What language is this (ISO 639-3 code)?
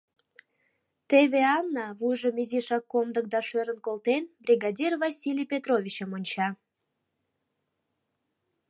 chm